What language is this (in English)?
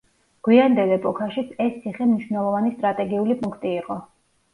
Georgian